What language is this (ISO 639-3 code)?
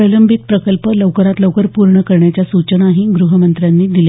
mar